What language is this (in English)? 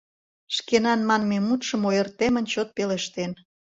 Mari